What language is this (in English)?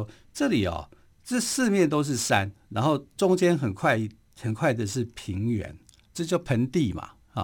Chinese